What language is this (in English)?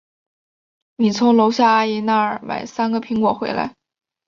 Chinese